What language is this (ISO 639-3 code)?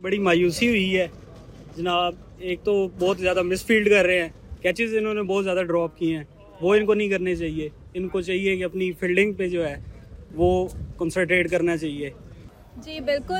urd